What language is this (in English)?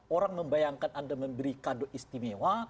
Indonesian